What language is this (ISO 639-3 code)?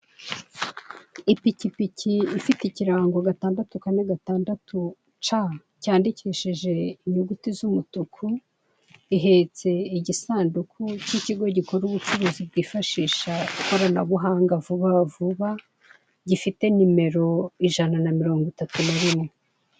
kin